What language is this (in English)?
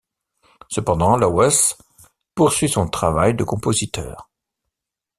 French